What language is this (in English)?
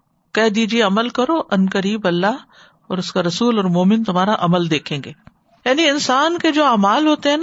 Urdu